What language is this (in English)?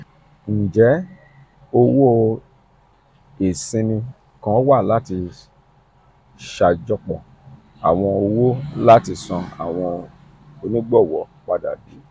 Yoruba